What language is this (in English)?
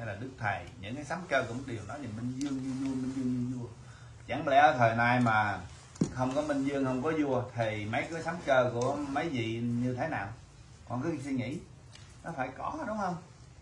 Vietnamese